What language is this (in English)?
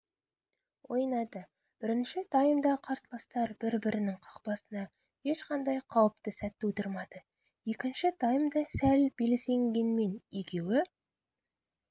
Kazakh